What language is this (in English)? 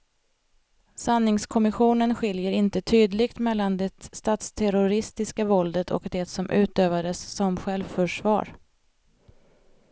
Swedish